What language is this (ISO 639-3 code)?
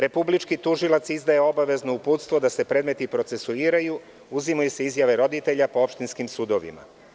srp